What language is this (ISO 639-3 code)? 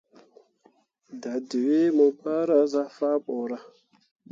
mua